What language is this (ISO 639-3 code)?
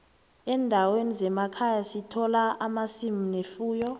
nbl